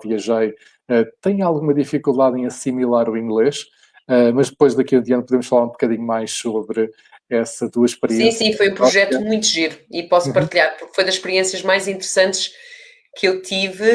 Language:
Portuguese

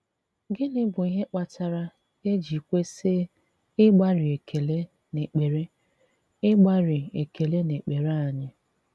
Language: Igbo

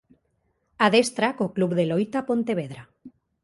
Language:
Galician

